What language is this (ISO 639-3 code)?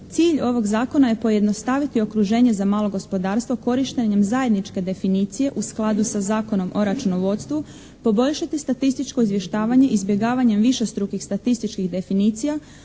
hrv